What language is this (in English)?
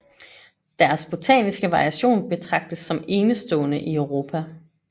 Danish